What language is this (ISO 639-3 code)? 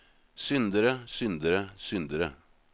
nor